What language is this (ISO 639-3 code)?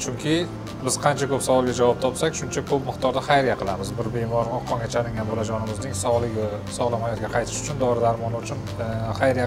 tur